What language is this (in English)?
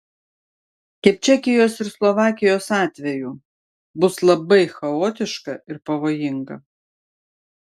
Lithuanian